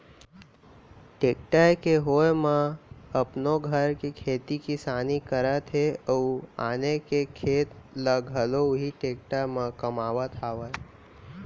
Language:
Chhattisgarhi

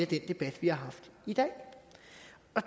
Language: Danish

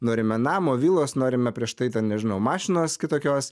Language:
Lithuanian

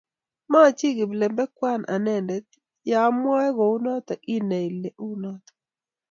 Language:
Kalenjin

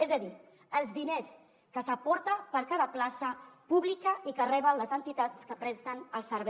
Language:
Catalan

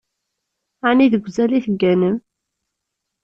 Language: Kabyle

